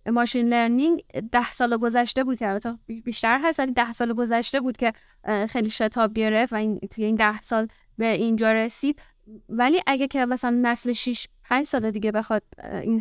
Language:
Persian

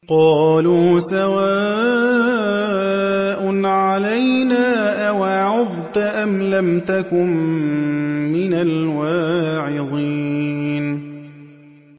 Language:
Arabic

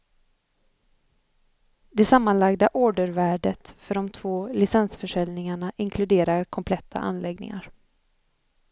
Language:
Swedish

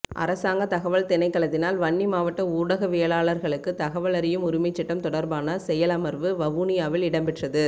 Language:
Tamil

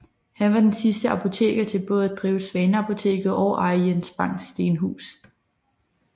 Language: Danish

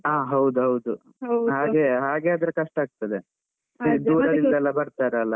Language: Kannada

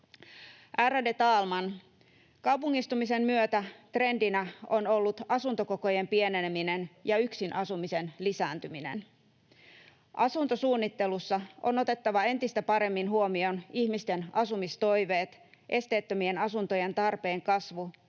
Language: Finnish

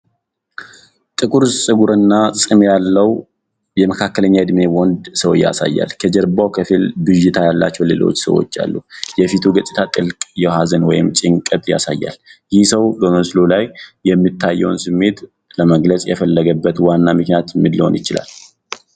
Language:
Amharic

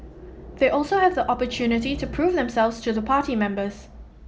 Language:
English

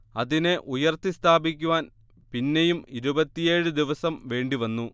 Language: Malayalam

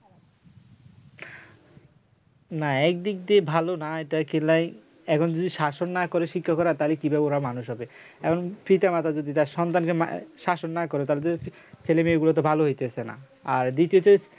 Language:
Bangla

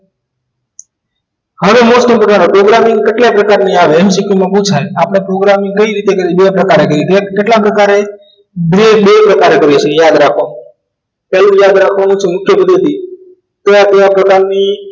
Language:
Gujarati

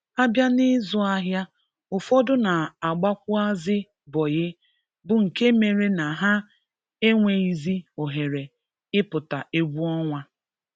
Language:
Igbo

